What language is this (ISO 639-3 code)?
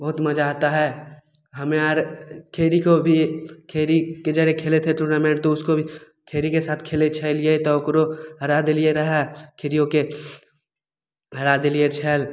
mai